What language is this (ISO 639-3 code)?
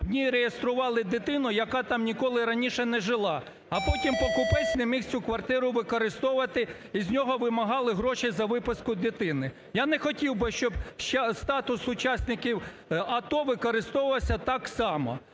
ukr